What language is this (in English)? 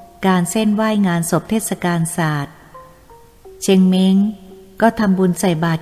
Thai